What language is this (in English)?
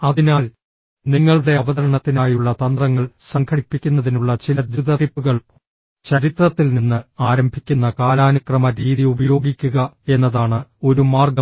Malayalam